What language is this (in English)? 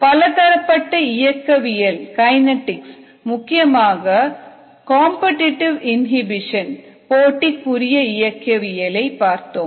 Tamil